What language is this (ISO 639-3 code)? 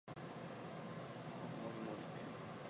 jpn